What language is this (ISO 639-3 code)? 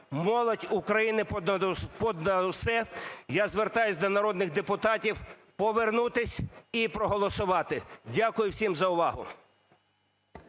ukr